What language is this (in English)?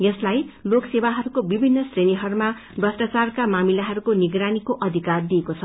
Nepali